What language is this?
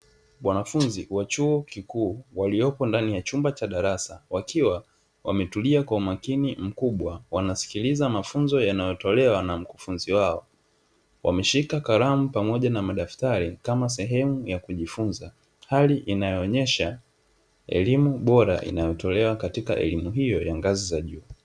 Swahili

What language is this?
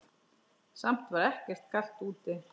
Icelandic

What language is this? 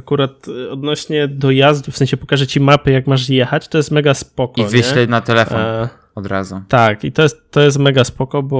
Polish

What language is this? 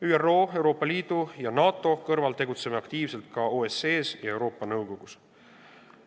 Estonian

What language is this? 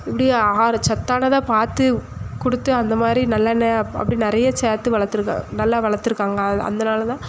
Tamil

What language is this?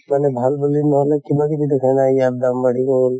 Assamese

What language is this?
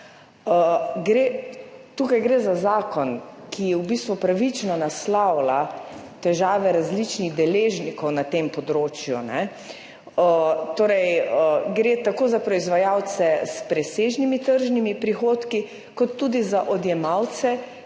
Slovenian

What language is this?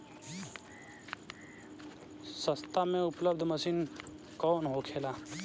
Bhojpuri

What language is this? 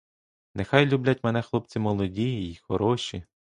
Ukrainian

